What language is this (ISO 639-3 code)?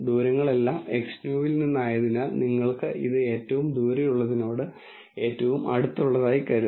mal